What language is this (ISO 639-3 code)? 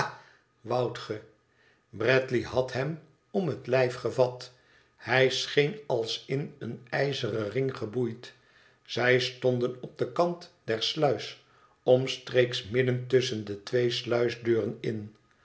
nld